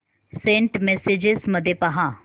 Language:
Marathi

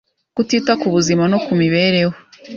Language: Kinyarwanda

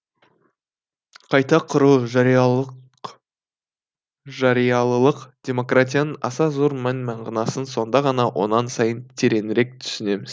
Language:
Kazakh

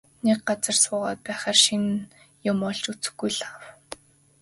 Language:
Mongolian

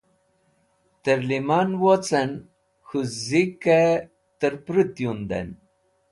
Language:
Wakhi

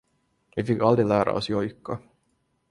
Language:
Swedish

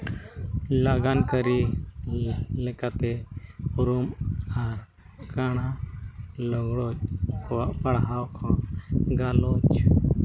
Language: Santali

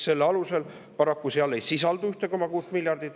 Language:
Estonian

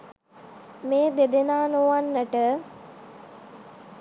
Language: Sinhala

